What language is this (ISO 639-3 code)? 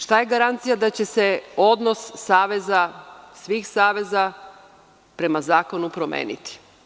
srp